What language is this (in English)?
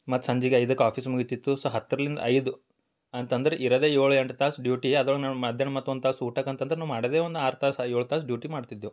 Kannada